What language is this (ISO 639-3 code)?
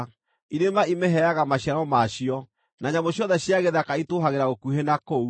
kik